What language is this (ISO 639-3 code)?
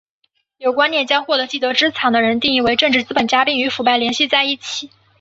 zho